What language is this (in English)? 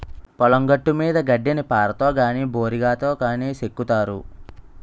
Telugu